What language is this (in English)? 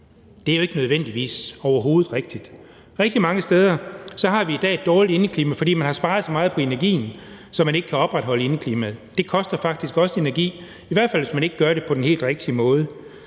Danish